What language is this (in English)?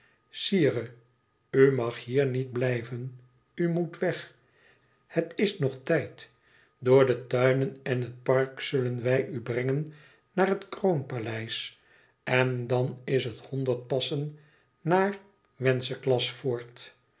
Dutch